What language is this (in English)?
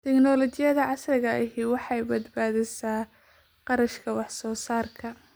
Somali